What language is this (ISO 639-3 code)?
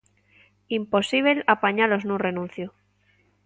glg